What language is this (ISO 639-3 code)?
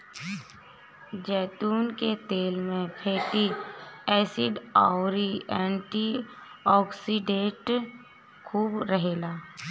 bho